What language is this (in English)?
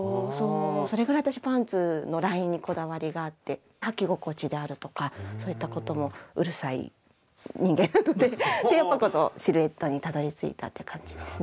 Japanese